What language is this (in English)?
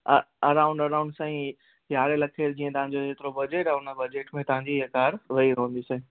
Sindhi